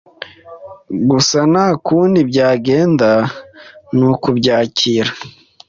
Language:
Kinyarwanda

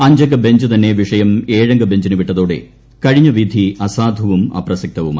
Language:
Malayalam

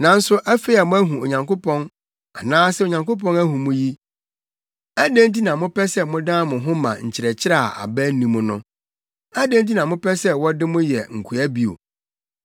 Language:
Akan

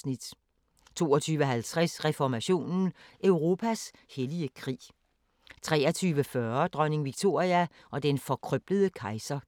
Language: Danish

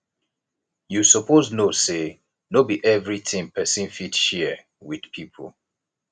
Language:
Nigerian Pidgin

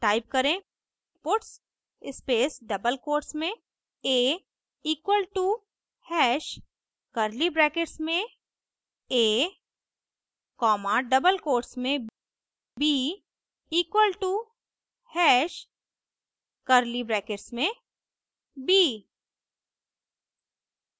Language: Hindi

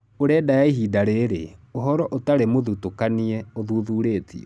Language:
Kikuyu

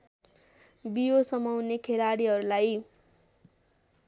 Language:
Nepali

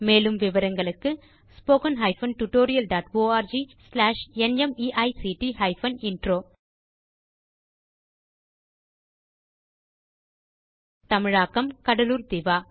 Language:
Tamil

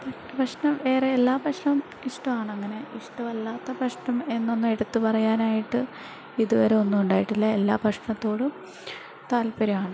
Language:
Malayalam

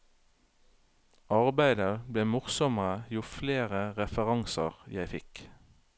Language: Norwegian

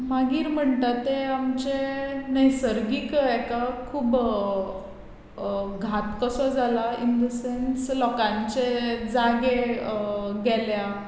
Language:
Konkani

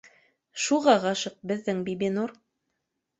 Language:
Bashkir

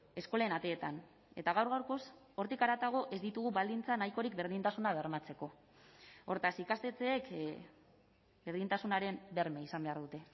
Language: Basque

